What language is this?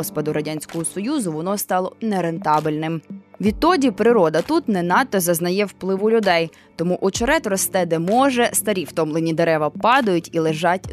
Ukrainian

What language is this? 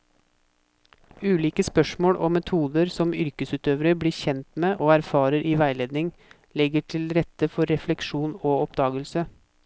Norwegian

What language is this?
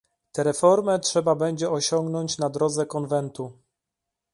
Polish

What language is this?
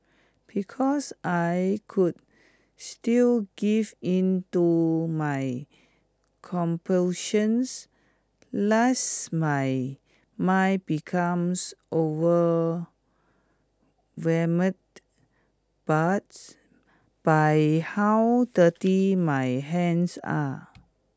English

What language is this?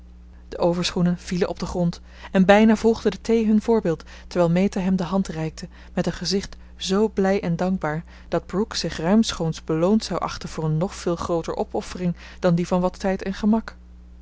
Dutch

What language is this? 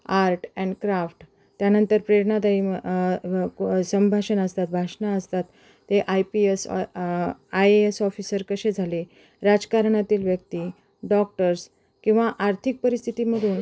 Marathi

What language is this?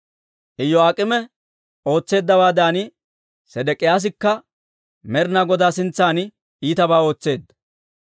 Dawro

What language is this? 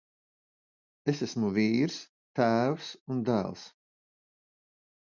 Latvian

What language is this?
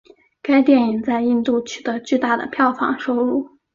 Chinese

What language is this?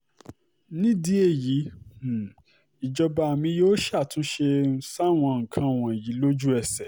Yoruba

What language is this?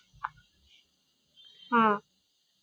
Bangla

